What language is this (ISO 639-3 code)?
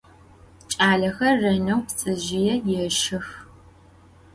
ady